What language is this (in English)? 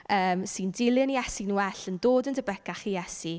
Welsh